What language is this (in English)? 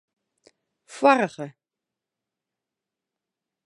Western Frisian